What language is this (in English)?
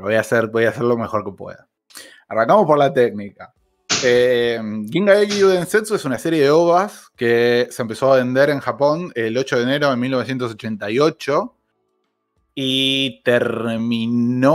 Spanish